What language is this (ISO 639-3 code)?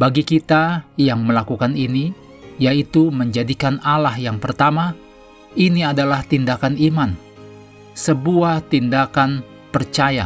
ind